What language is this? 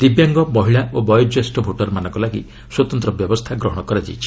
Odia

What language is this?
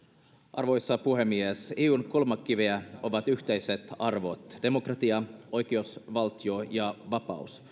Finnish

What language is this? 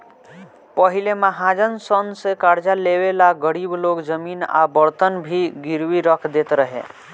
Bhojpuri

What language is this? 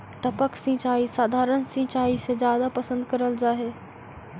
Magahi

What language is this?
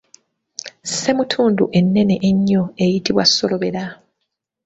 Ganda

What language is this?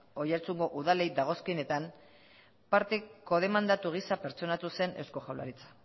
Basque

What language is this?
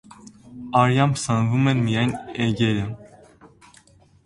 Armenian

